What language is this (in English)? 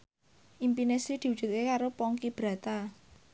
Javanese